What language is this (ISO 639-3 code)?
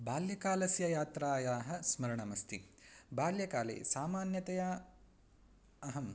san